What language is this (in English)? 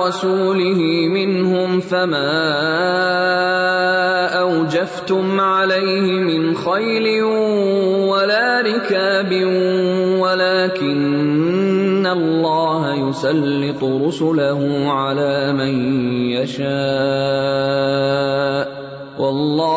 Urdu